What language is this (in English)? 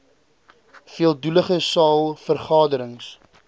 Afrikaans